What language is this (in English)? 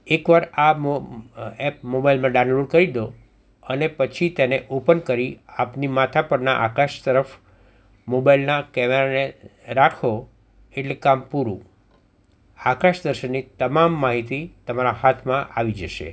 Gujarati